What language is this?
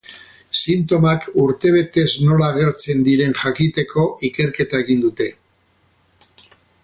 Basque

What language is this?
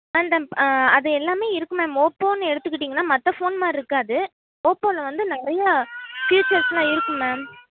Tamil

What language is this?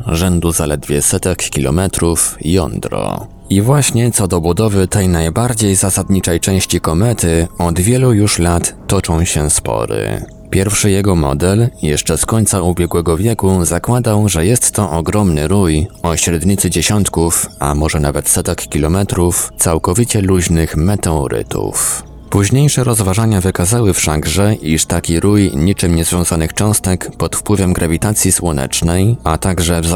Polish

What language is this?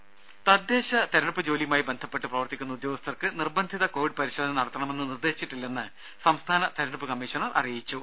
Malayalam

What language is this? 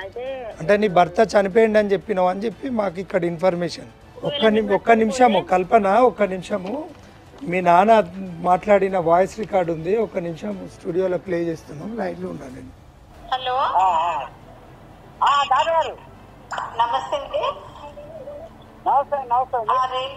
Telugu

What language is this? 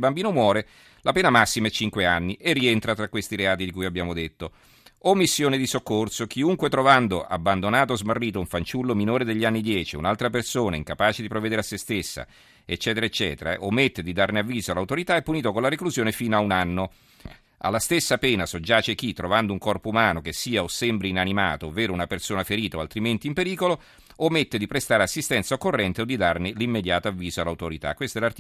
Italian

